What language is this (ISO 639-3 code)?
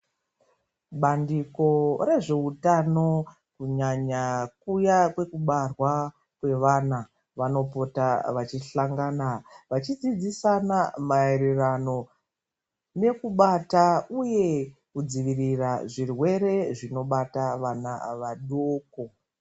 ndc